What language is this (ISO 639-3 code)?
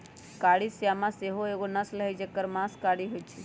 mag